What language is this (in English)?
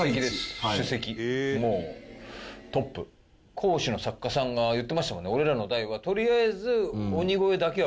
Japanese